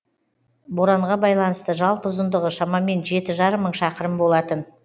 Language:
Kazakh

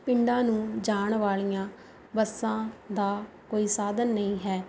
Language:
Punjabi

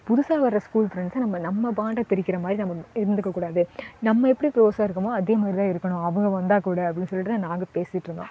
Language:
Tamil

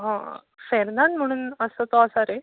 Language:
Konkani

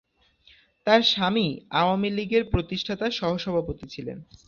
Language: Bangla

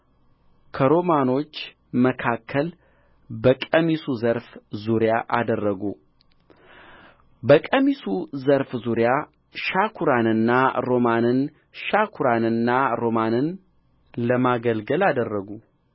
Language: Amharic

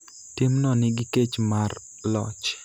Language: Luo (Kenya and Tanzania)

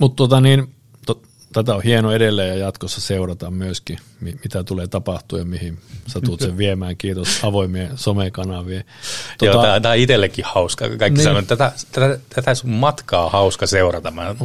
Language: Finnish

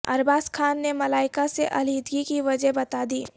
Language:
Urdu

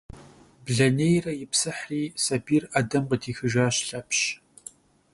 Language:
Kabardian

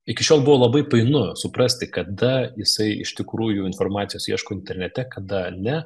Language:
Lithuanian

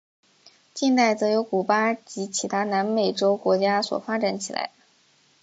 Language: Chinese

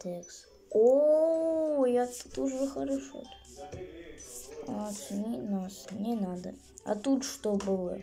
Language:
Russian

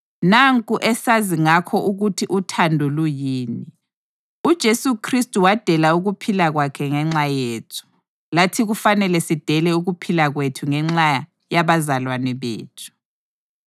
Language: North Ndebele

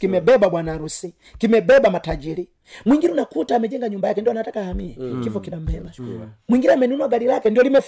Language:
Swahili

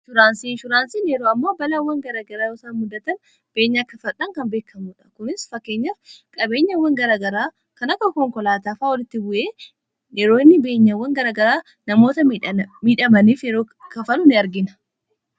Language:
Oromo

